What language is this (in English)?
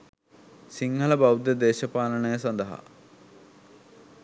Sinhala